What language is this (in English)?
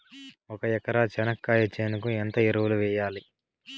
Telugu